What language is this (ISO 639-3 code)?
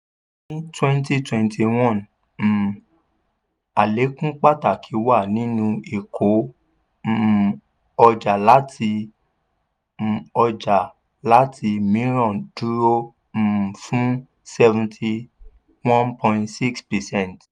yor